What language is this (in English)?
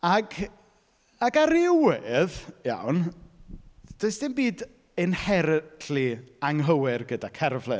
Welsh